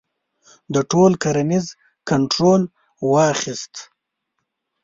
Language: Pashto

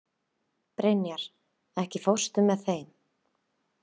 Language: Icelandic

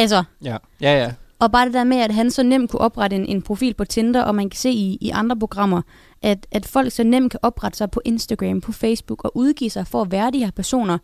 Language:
Danish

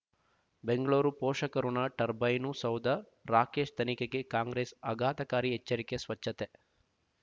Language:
Kannada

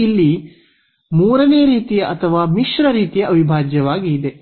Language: Kannada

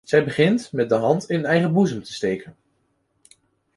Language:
Dutch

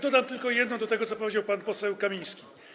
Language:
Polish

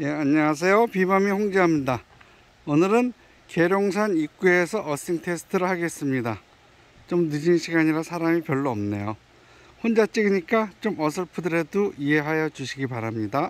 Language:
Korean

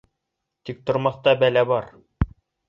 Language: Bashkir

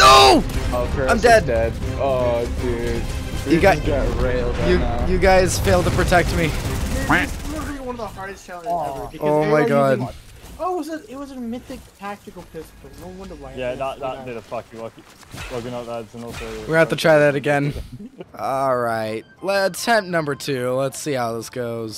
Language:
English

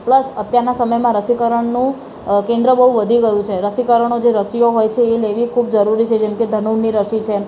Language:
Gujarati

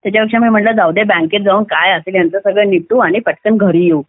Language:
Marathi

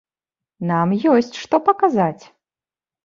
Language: Belarusian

